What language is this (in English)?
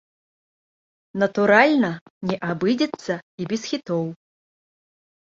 Belarusian